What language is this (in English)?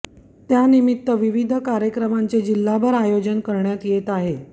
Marathi